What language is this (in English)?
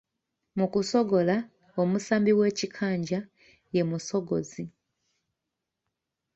Ganda